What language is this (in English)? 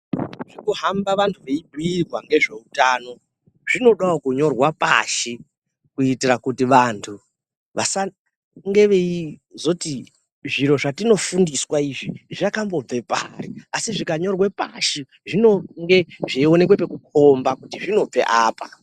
Ndau